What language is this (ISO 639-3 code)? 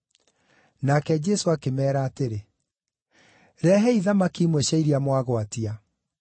kik